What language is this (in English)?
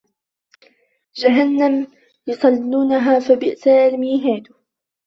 Arabic